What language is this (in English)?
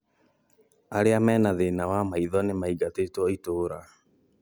Kikuyu